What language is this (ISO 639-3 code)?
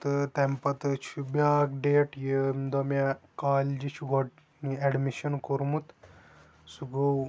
kas